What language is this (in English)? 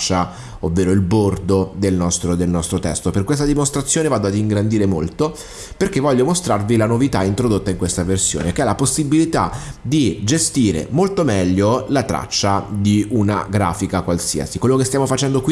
Italian